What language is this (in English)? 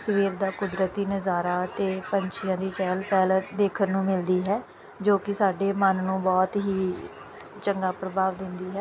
Punjabi